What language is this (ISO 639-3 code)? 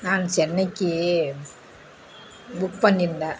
tam